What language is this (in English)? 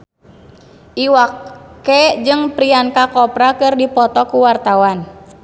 Sundanese